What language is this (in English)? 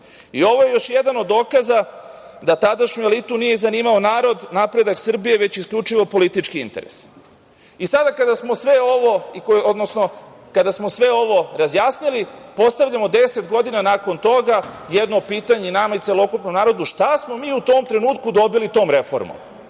Serbian